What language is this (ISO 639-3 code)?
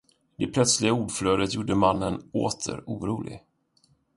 swe